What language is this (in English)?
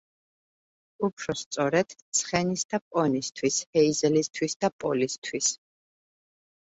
Georgian